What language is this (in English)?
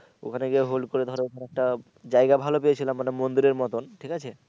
Bangla